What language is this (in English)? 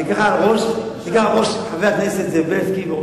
Hebrew